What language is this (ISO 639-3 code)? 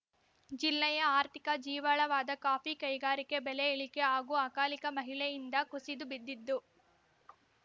kan